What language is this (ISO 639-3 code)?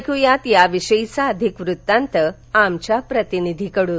mar